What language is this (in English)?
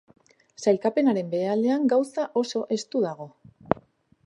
Basque